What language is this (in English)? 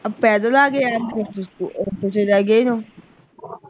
Punjabi